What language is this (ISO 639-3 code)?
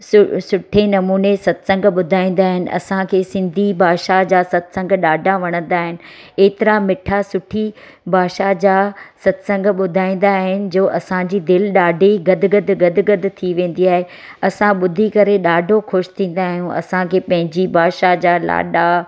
snd